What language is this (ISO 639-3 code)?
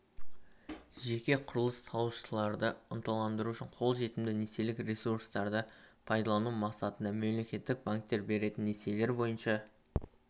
kaz